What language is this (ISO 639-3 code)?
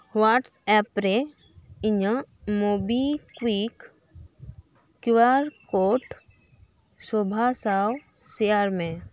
sat